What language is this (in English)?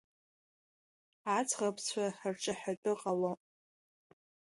Abkhazian